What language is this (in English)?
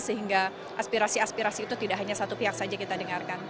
Indonesian